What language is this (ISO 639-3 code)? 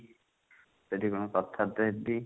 ori